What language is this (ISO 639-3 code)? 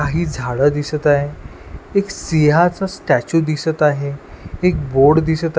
mar